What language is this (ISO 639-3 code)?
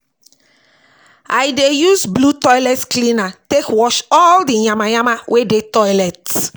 pcm